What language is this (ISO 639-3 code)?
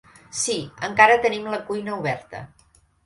cat